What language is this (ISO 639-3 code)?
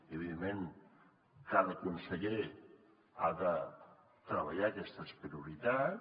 cat